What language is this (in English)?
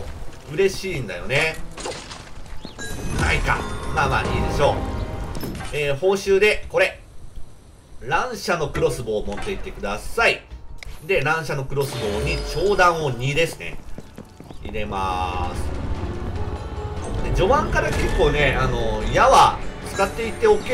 Japanese